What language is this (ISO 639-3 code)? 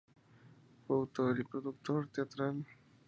spa